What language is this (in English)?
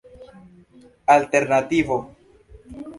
Esperanto